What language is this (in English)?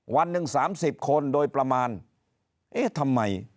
Thai